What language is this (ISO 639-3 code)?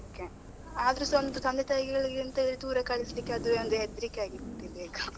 kan